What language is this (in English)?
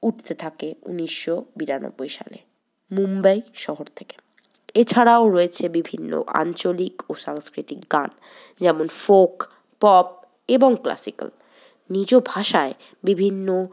Bangla